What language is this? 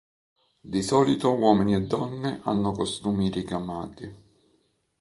Italian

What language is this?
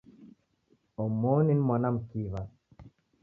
Taita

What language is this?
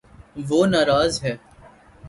Urdu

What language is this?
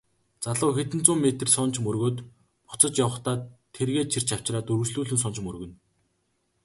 Mongolian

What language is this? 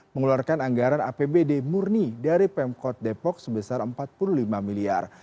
Indonesian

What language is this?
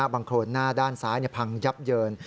Thai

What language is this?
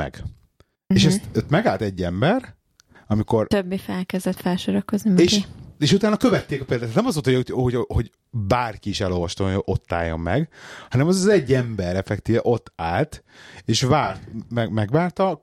Hungarian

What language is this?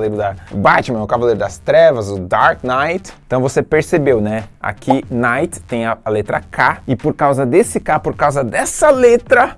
Portuguese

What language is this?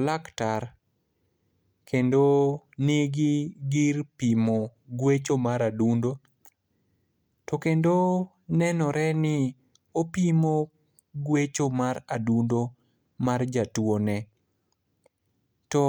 Luo (Kenya and Tanzania)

